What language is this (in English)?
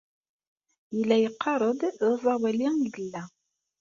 Kabyle